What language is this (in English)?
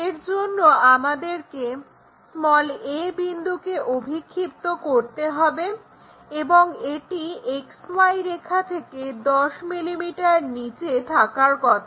Bangla